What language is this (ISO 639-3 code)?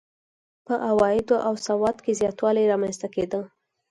pus